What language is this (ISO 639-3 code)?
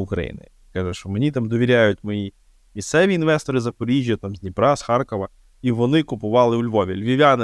ukr